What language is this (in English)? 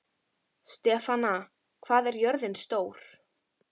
Icelandic